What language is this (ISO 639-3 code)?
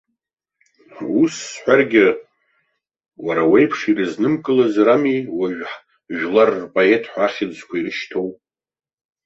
abk